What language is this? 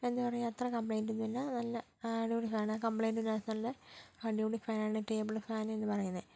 Malayalam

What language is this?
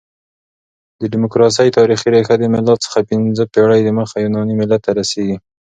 Pashto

